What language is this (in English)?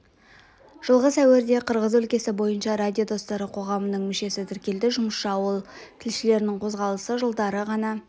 Kazakh